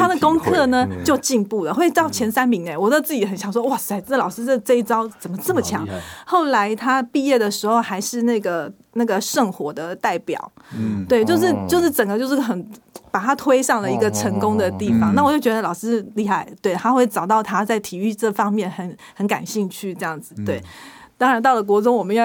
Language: Chinese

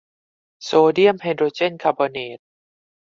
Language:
Thai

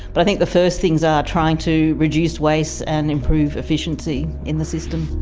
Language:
English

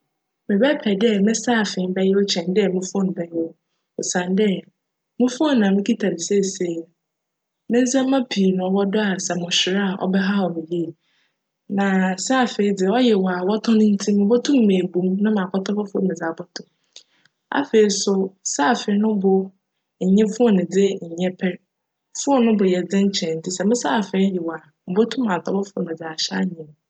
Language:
Akan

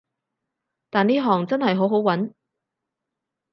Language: Cantonese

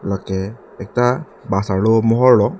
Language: Karbi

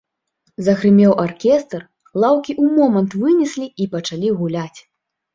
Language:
Belarusian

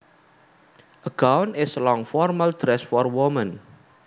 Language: Javanese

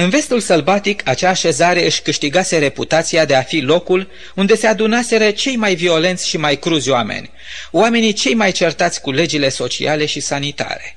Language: Romanian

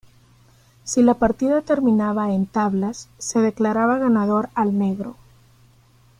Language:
Spanish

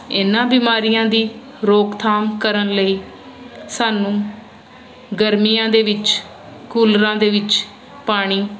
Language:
Punjabi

